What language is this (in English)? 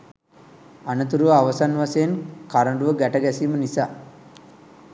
Sinhala